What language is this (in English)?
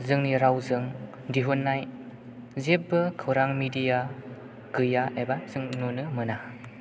Bodo